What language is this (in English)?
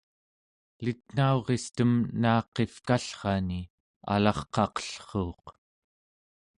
Central Yupik